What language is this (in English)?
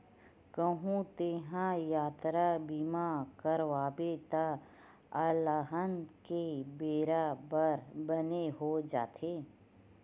Chhattisgarhi